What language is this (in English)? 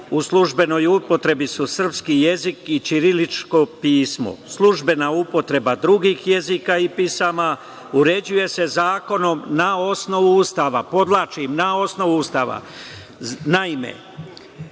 Serbian